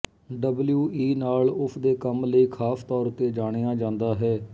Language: Punjabi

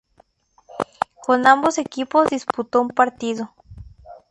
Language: Spanish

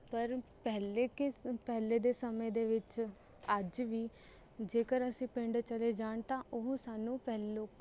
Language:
Punjabi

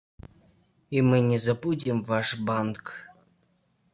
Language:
Russian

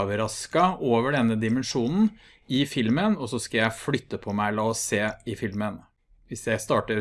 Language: Norwegian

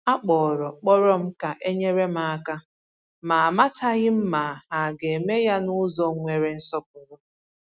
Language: Igbo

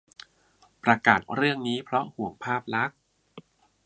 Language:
Thai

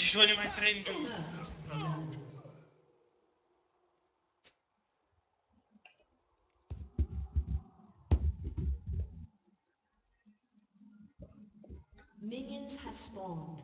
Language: Czech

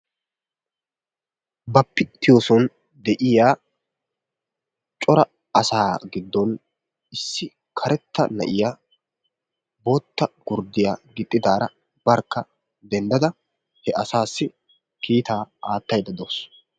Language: Wolaytta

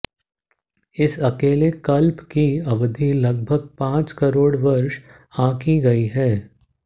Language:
Hindi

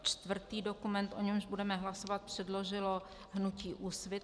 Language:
Czech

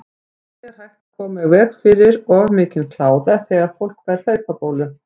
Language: Icelandic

